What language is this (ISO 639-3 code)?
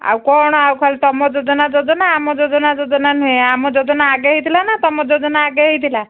ori